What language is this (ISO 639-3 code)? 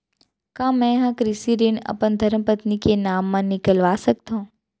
hne